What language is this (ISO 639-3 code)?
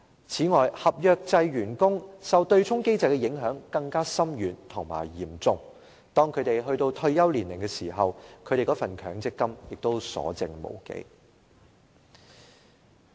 yue